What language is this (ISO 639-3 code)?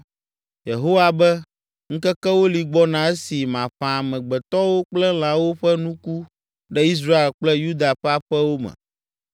ewe